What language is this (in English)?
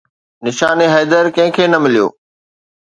Sindhi